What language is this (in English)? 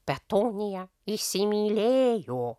Lithuanian